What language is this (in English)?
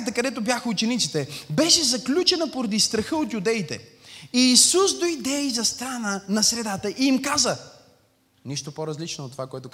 Bulgarian